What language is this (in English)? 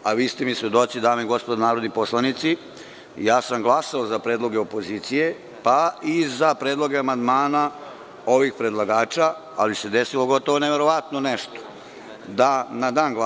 Serbian